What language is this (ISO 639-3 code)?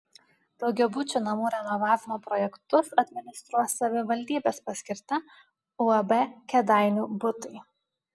lit